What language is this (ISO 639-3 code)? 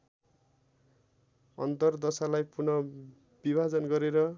nep